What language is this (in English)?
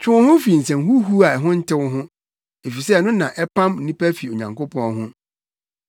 Akan